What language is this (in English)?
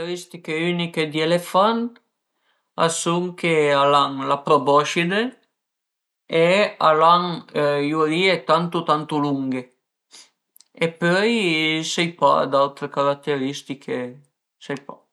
Piedmontese